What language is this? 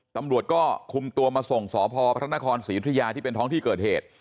Thai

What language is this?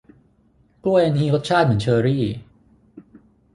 Thai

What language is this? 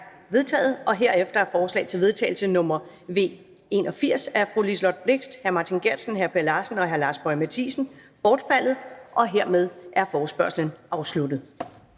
Danish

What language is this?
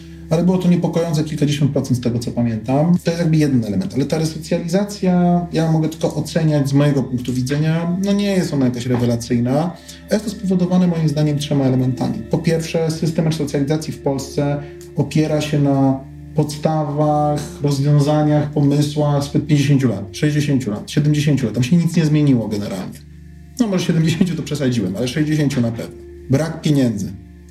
Polish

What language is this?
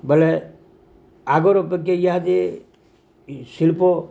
Odia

